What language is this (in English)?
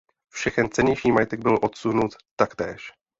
Czech